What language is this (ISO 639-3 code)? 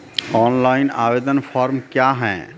mai